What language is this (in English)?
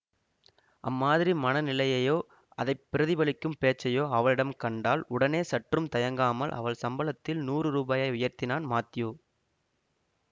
Tamil